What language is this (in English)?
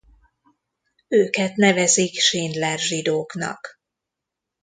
Hungarian